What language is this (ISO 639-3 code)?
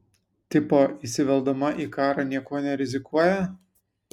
lit